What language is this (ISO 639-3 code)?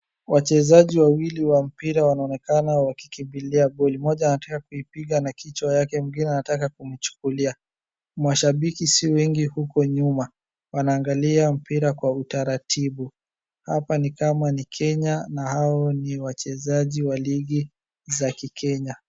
swa